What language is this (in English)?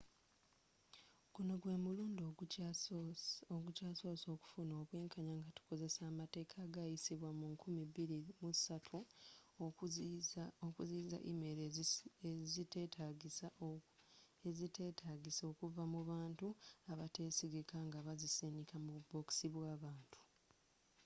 Ganda